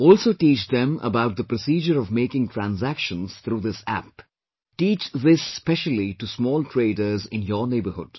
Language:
English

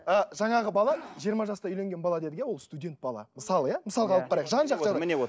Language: Kazakh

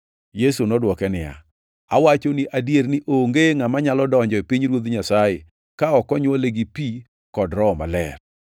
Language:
Luo (Kenya and Tanzania)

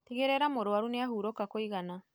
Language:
Kikuyu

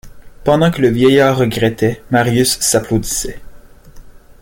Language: French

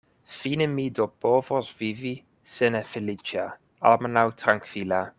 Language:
Esperanto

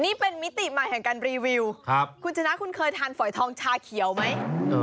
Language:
Thai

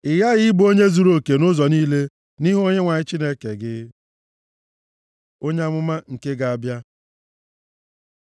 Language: Igbo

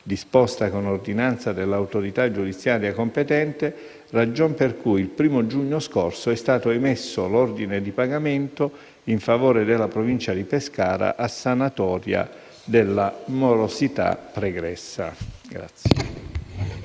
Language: Italian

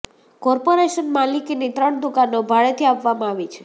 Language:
Gujarati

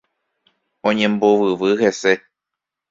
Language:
Guarani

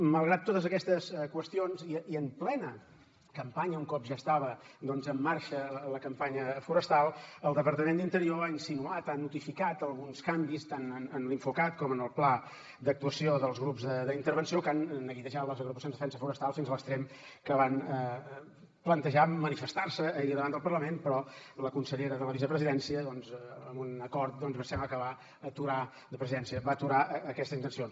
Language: Catalan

